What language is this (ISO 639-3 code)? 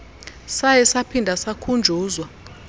xho